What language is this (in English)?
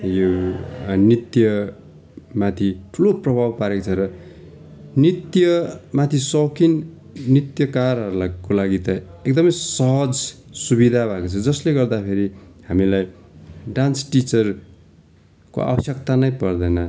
Nepali